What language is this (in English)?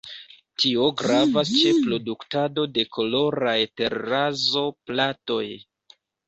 Esperanto